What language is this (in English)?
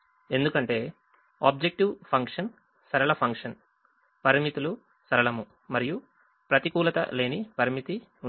Telugu